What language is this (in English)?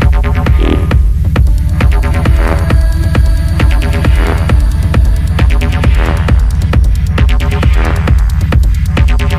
English